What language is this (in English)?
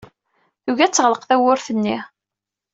Kabyle